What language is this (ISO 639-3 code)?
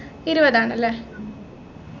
mal